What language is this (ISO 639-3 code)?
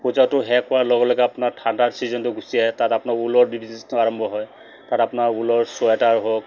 asm